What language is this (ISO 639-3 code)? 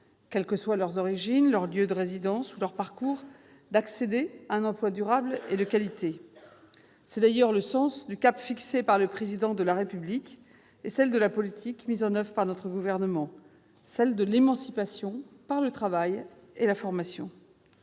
fra